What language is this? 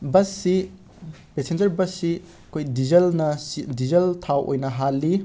Manipuri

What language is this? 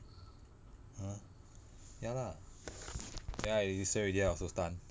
English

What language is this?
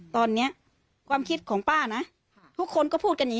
Thai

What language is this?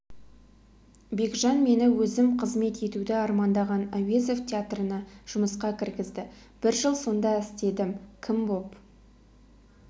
Kazakh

